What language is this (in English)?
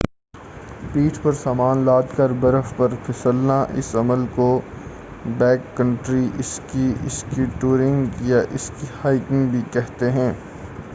Urdu